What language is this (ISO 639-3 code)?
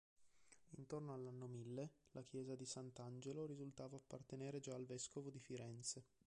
ita